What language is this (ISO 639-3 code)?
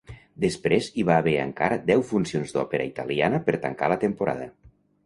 cat